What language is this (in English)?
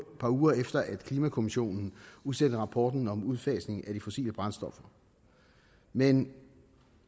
Danish